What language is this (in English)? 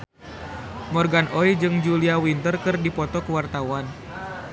Sundanese